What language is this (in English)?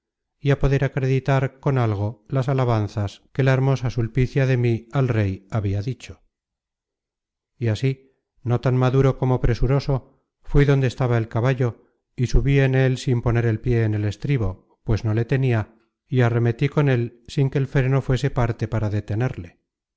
Spanish